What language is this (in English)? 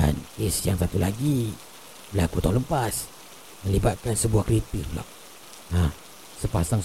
Malay